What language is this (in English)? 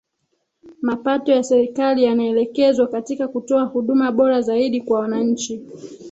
Swahili